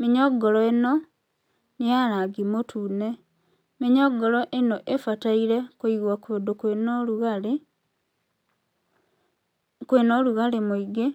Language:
Kikuyu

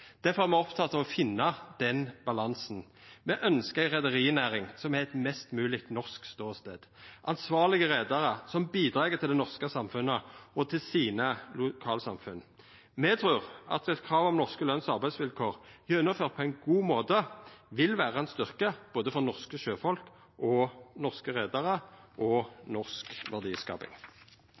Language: Norwegian Nynorsk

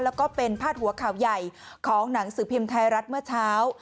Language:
Thai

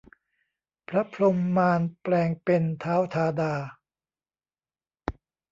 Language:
Thai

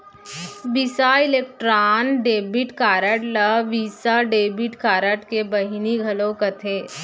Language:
Chhattisgarhi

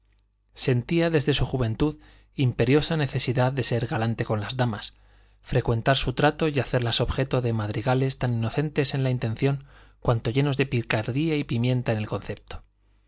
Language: Spanish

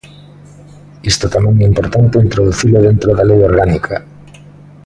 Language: Galician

